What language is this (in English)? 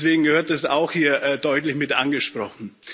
German